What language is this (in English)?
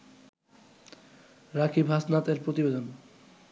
Bangla